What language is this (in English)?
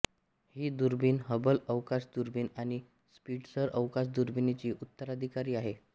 Marathi